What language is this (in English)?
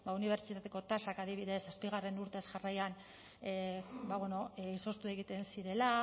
Basque